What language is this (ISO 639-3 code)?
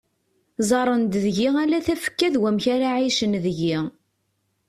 kab